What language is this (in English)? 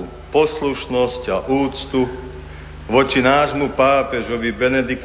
Slovak